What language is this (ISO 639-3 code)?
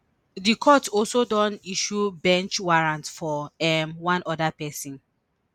pcm